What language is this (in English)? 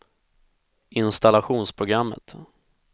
Swedish